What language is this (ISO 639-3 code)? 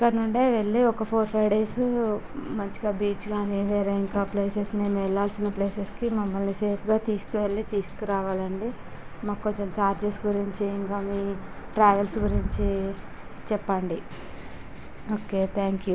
tel